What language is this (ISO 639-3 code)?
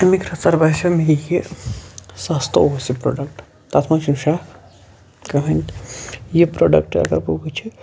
kas